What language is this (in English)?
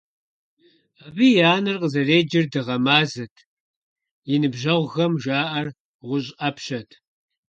Kabardian